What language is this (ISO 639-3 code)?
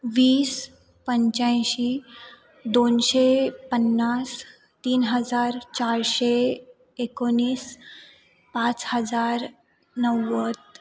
mar